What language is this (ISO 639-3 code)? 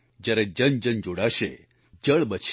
guj